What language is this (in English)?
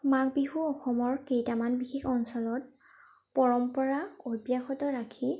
Assamese